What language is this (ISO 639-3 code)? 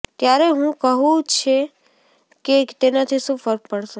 guj